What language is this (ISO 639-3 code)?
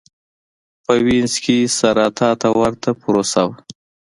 pus